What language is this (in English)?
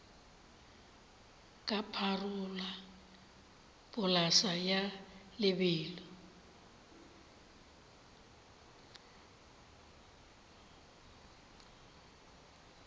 Northern Sotho